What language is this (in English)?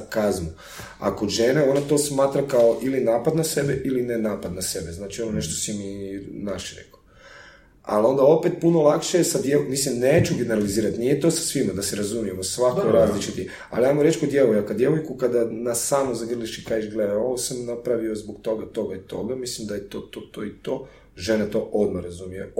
Croatian